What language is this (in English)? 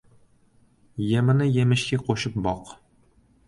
Uzbek